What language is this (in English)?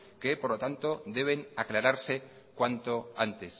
Spanish